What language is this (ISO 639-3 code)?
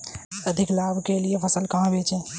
hin